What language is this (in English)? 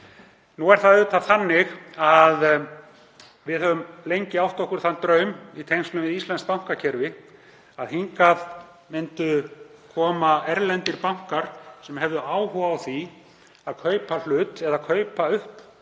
Icelandic